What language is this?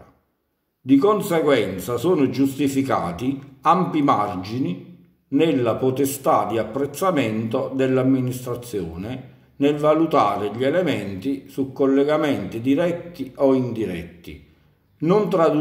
Italian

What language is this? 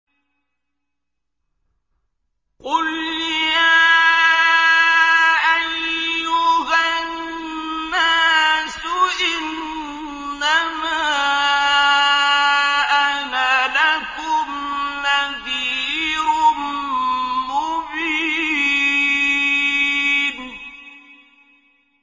Arabic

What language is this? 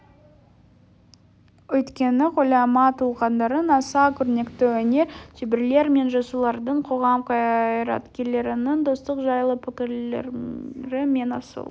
Kazakh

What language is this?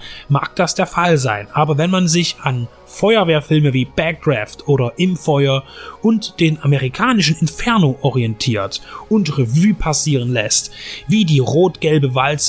German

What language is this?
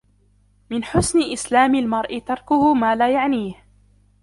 Arabic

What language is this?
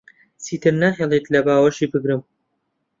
Central Kurdish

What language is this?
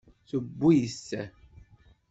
Kabyle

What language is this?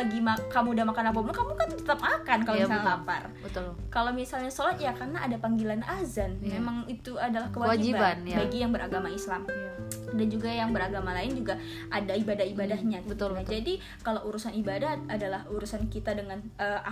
Indonesian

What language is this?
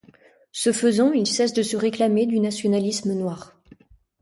French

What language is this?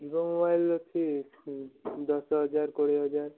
Odia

